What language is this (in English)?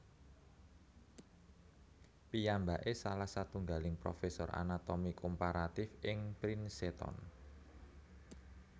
Javanese